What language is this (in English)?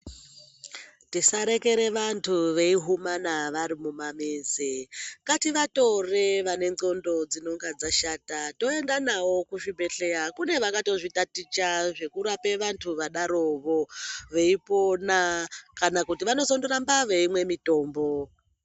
Ndau